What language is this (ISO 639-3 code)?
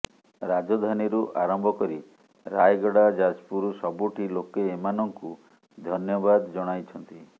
ori